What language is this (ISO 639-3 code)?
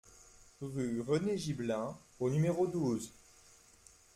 fra